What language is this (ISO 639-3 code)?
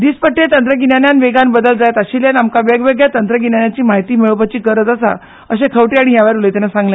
kok